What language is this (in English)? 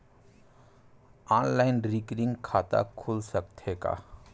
Chhattisgarhi